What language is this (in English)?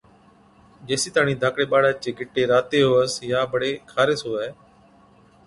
Od